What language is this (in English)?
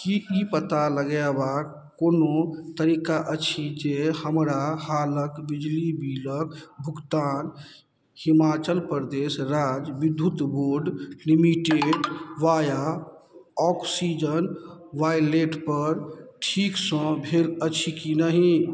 Maithili